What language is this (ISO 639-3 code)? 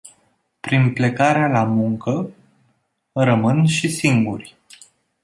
ron